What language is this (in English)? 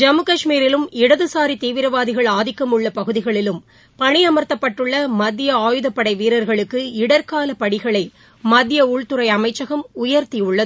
Tamil